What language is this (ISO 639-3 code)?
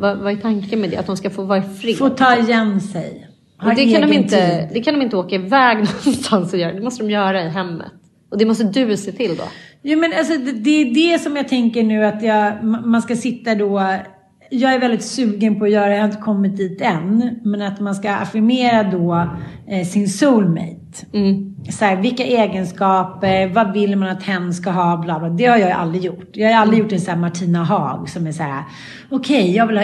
swe